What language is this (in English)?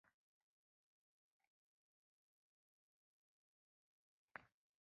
Uzbek